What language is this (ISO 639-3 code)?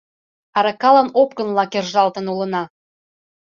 chm